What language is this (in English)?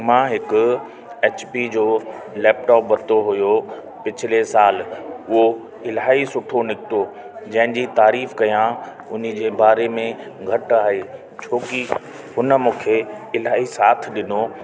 Sindhi